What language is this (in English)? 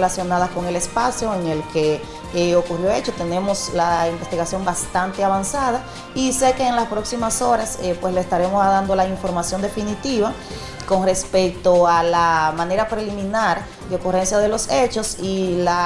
Spanish